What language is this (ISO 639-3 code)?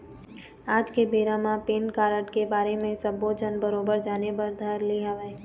hne